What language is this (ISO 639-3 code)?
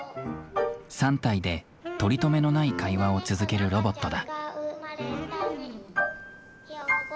jpn